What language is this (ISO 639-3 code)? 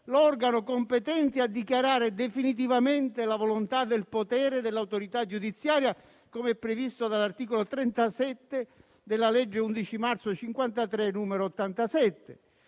ita